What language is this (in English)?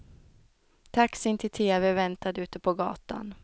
Swedish